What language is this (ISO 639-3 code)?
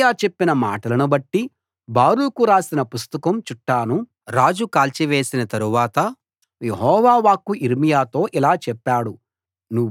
tel